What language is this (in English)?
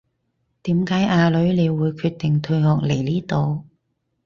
Cantonese